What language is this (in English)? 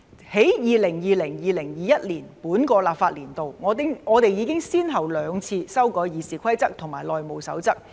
Cantonese